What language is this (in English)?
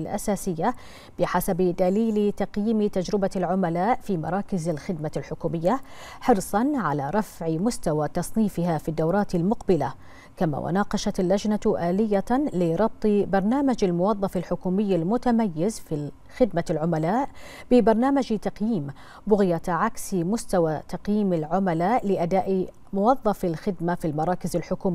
Arabic